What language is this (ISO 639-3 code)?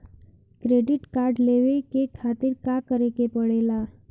bho